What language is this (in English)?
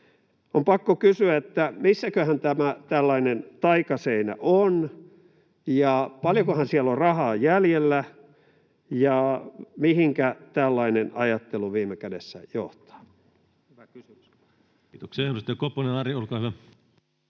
Finnish